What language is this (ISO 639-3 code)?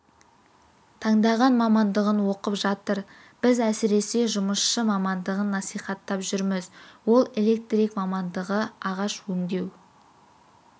kaz